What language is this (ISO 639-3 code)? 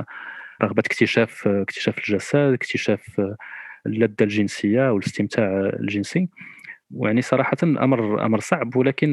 ara